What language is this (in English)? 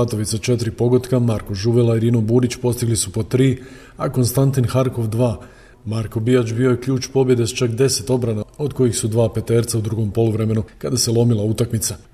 Croatian